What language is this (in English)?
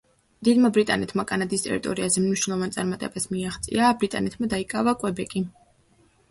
Georgian